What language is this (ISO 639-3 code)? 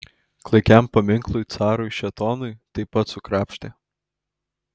lit